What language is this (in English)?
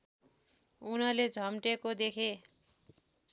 Nepali